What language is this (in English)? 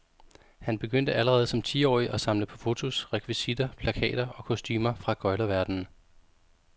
Danish